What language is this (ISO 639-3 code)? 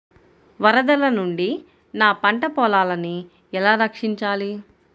tel